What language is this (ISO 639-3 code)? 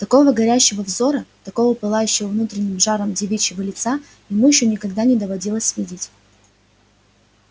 rus